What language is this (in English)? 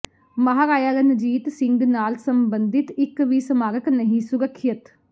Punjabi